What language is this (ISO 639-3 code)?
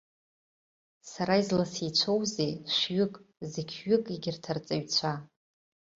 abk